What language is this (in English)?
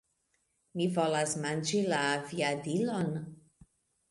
Esperanto